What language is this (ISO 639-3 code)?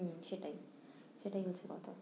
ben